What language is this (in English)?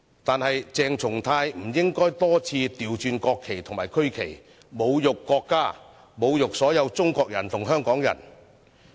Cantonese